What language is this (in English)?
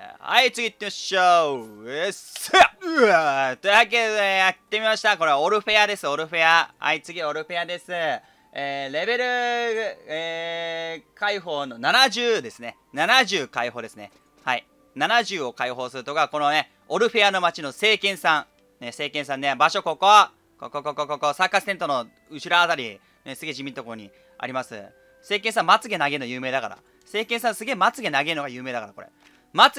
Japanese